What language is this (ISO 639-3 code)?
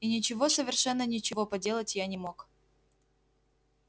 rus